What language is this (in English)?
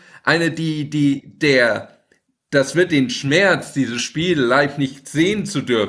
German